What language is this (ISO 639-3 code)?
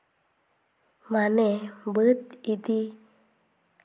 sat